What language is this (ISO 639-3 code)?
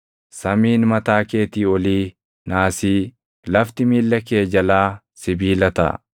orm